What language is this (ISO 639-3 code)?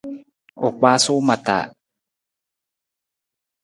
nmz